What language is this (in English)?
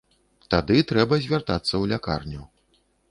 Belarusian